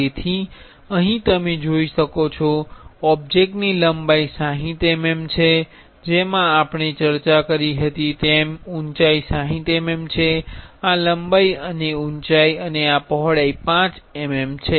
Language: Gujarati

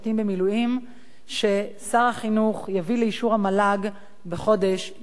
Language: Hebrew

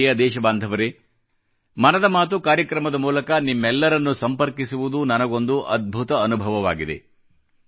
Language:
Kannada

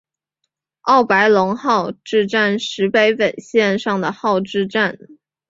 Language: Chinese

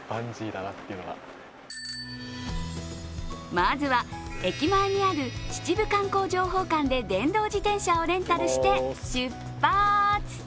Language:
Japanese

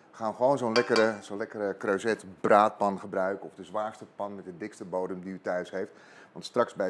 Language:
Dutch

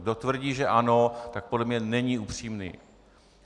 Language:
Czech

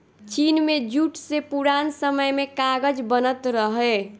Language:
Bhojpuri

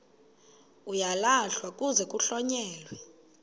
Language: Xhosa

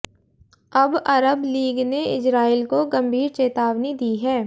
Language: Hindi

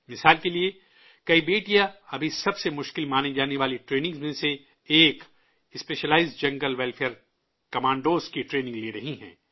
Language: Urdu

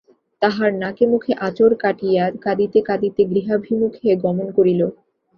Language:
Bangla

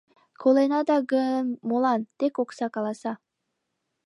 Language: Mari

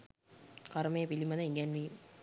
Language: Sinhala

